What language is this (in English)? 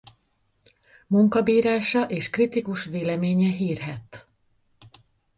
Hungarian